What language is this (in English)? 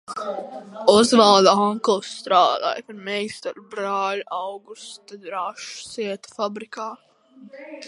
Latvian